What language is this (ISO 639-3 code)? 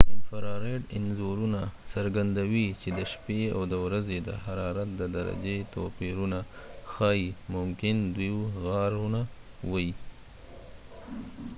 pus